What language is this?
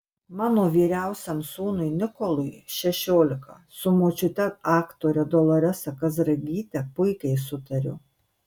Lithuanian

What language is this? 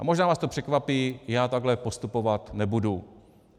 Czech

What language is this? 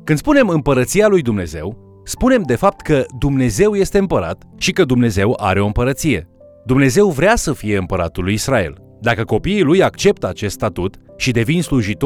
Romanian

